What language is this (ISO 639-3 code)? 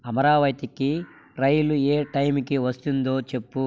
tel